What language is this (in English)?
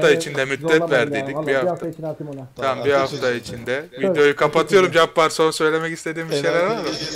Turkish